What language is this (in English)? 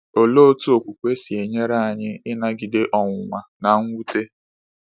Igbo